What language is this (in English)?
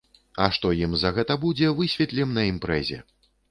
Belarusian